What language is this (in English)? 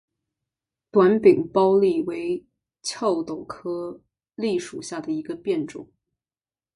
Chinese